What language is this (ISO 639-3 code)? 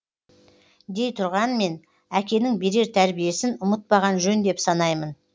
kaz